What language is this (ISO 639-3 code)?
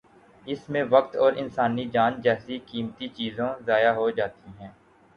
urd